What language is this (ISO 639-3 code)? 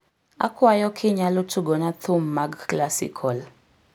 luo